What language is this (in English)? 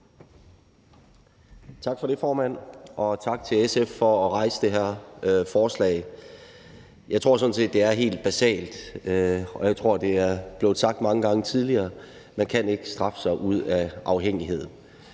Danish